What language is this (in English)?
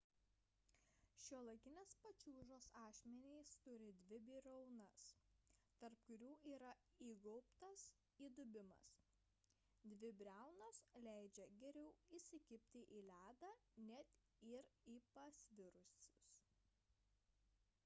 Lithuanian